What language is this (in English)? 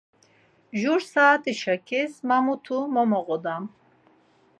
Laz